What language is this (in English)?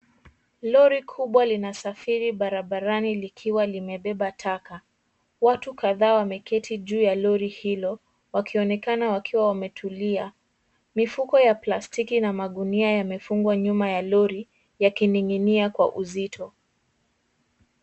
Swahili